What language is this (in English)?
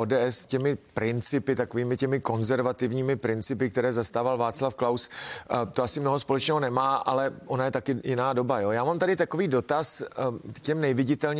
Czech